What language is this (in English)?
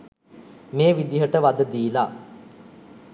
Sinhala